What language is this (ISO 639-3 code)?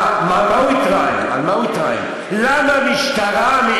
heb